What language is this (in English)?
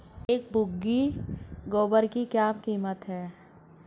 Hindi